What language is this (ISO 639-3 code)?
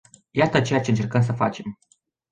ron